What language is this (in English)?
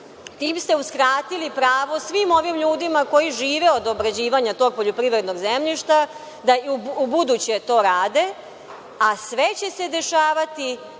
Serbian